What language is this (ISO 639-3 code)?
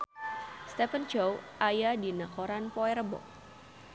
sun